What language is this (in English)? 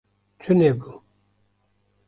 Kurdish